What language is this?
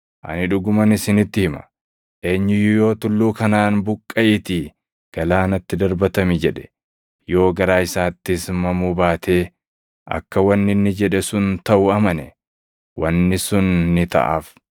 Oromo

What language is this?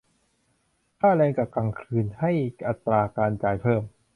Thai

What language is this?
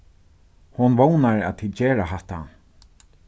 Faroese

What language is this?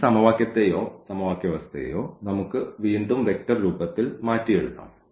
Malayalam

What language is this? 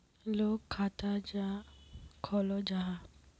Magahi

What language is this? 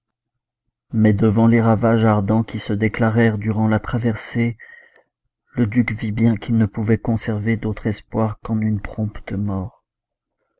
French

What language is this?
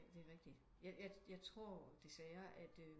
Danish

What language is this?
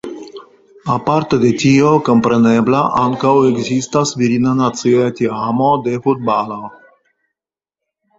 Esperanto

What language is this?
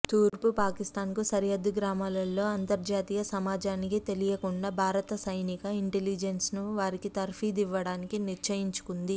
Telugu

